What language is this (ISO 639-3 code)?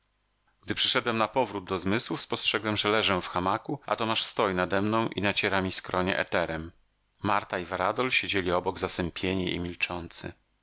pol